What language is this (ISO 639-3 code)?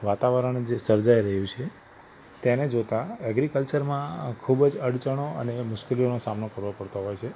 guj